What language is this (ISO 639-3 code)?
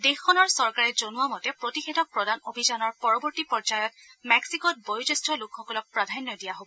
asm